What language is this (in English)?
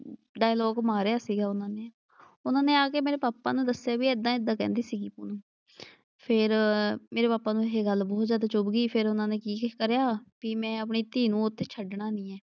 Punjabi